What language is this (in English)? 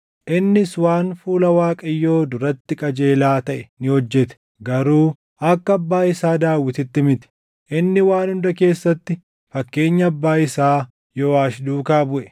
Oromo